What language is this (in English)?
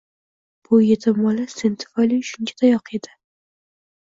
Uzbek